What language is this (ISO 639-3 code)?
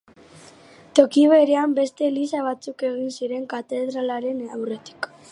eus